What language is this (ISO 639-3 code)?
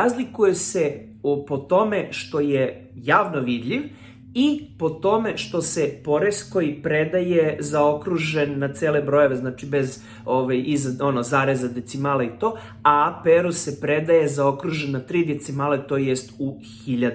srp